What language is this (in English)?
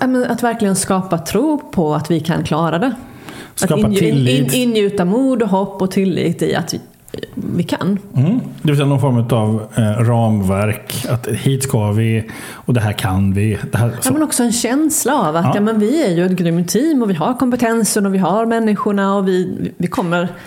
Swedish